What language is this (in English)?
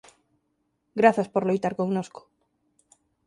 Galician